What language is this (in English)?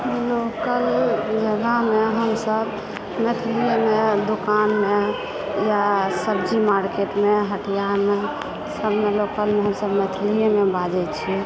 Maithili